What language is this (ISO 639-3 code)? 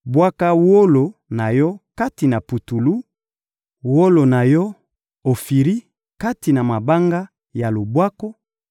lin